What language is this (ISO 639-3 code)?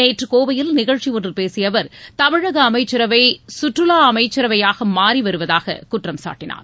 tam